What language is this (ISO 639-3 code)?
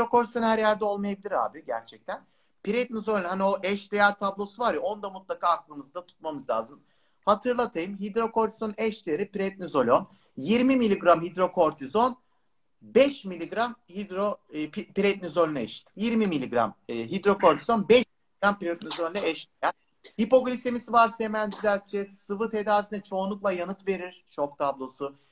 tur